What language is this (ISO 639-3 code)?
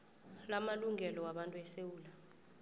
nbl